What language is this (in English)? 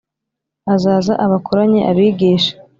Kinyarwanda